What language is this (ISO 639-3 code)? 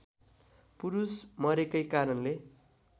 nep